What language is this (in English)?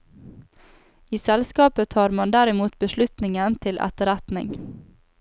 Norwegian